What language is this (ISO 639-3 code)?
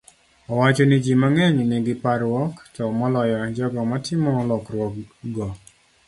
luo